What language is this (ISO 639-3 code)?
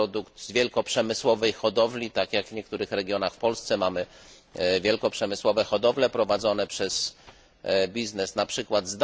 pol